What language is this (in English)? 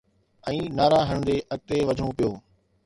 Sindhi